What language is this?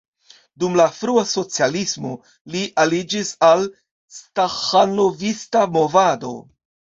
Esperanto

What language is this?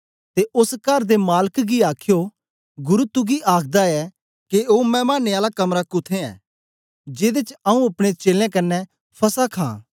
Dogri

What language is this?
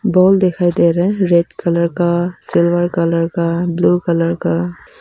Hindi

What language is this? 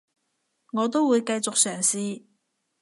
Cantonese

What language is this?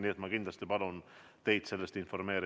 Estonian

